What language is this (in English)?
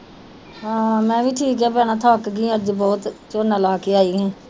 Punjabi